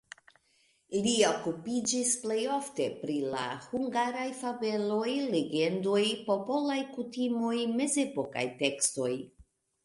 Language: Esperanto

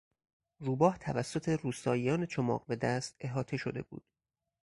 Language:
Persian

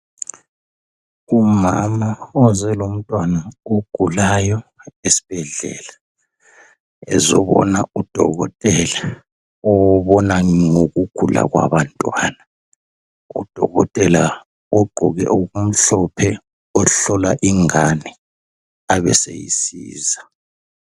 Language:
North Ndebele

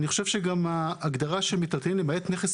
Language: Hebrew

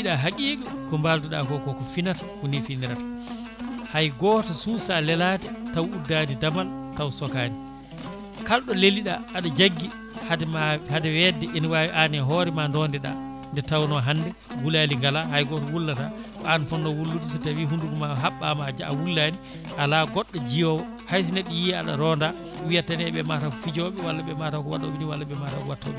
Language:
Fula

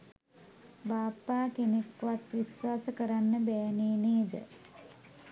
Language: Sinhala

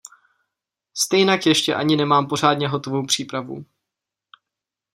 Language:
Czech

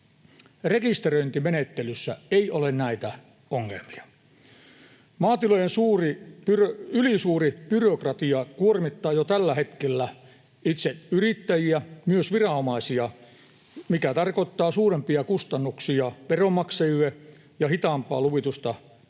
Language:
Finnish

